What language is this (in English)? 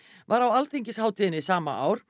Icelandic